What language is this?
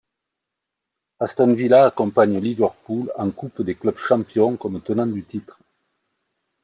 French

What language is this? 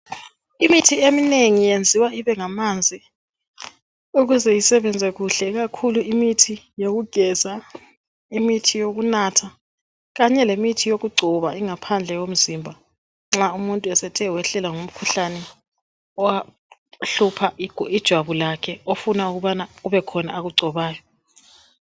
North Ndebele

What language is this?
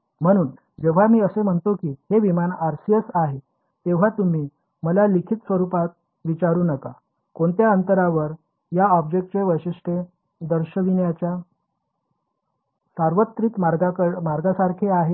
Marathi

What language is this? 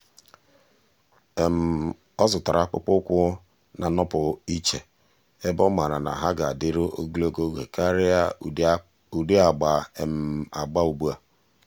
Igbo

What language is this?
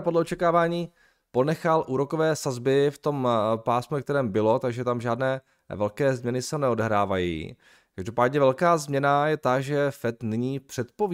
Czech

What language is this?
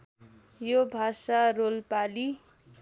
Nepali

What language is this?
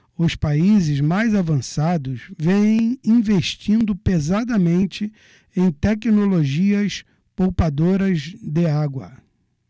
Portuguese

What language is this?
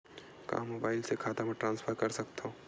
Chhattisgarhi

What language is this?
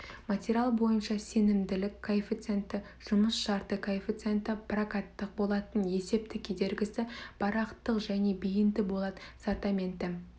Kazakh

